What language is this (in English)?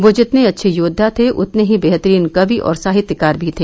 Hindi